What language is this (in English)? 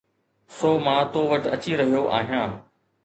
Sindhi